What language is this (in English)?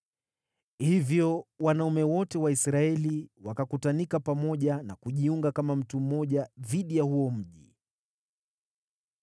Swahili